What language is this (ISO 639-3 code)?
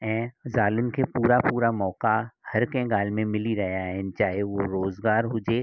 snd